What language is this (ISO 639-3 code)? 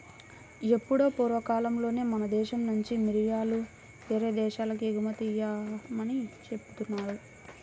tel